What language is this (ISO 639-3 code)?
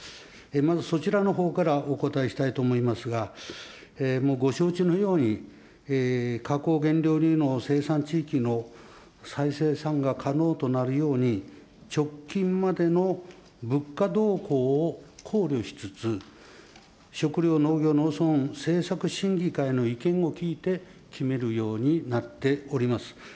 jpn